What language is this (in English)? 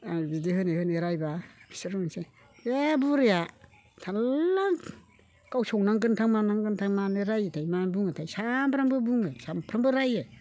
Bodo